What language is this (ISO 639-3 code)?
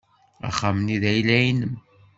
kab